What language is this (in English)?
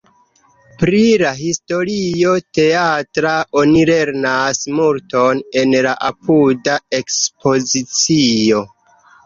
Esperanto